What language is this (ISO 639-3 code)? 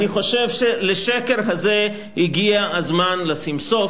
heb